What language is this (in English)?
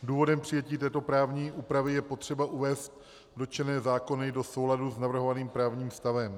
Czech